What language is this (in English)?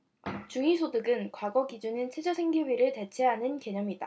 Korean